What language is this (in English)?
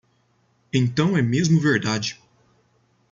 Portuguese